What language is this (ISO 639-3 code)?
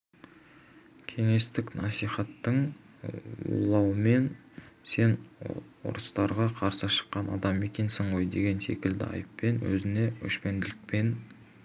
kaz